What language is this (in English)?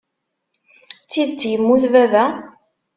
Kabyle